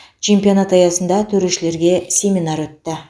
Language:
Kazakh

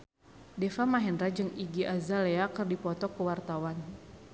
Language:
Sundanese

